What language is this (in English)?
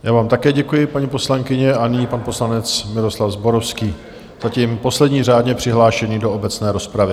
Czech